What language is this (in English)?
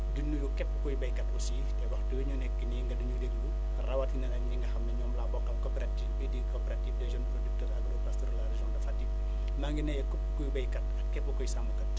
Wolof